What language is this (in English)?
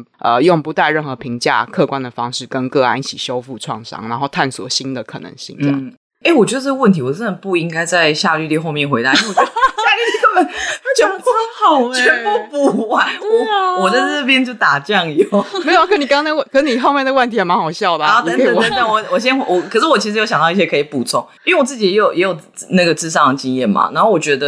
Chinese